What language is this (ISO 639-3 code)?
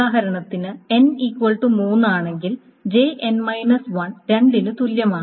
mal